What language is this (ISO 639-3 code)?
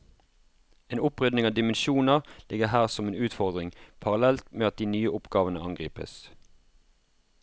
nor